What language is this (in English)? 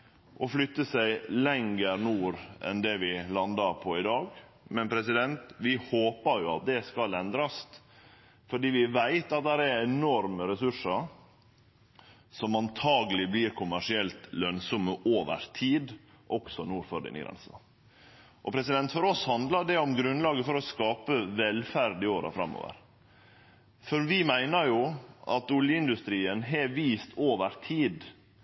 Norwegian Nynorsk